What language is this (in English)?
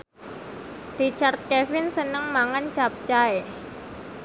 Javanese